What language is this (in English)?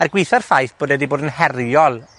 Welsh